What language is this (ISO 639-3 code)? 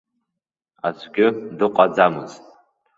abk